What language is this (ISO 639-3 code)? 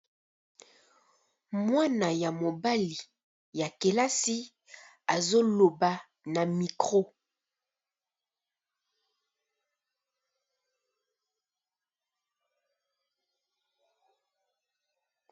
lin